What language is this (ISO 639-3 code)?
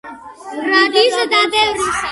kat